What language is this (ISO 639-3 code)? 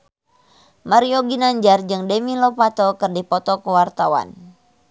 sun